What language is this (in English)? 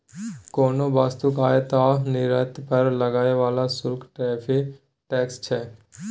Maithili